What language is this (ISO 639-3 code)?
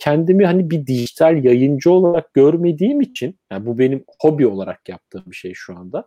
tur